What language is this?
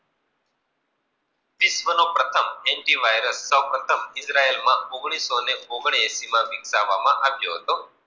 Gujarati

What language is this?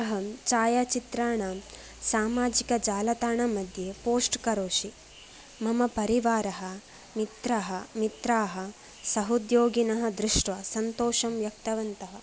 Sanskrit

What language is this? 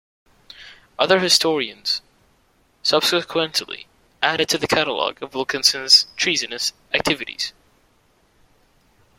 English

